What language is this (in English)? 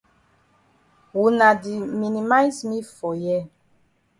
Cameroon Pidgin